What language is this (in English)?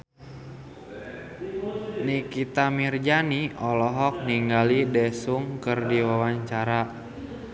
Sundanese